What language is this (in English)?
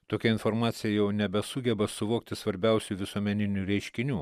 Lithuanian